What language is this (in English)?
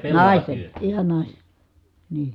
Finnish